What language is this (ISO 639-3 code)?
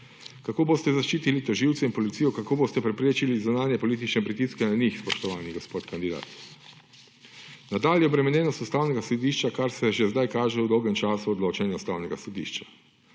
slv